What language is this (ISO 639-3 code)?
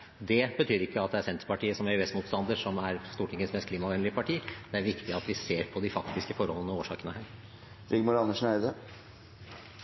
nor